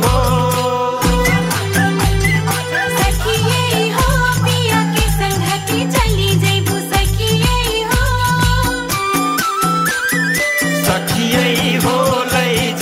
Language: Thai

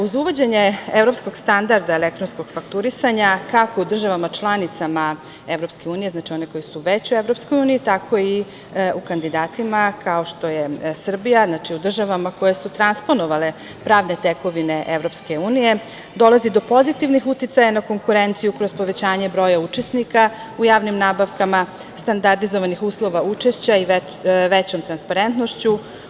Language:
Serbian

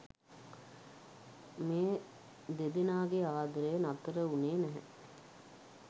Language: Sinhala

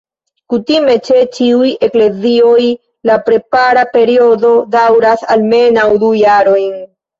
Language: Esperanto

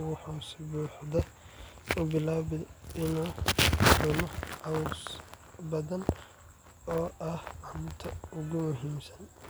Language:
Somali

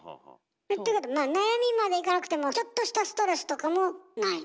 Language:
Japanese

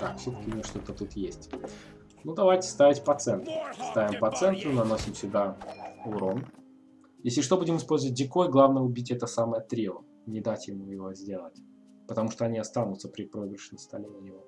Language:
Russian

